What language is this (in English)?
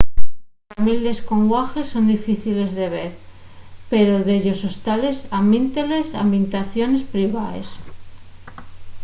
Asturian